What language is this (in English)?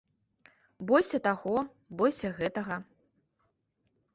Belarusian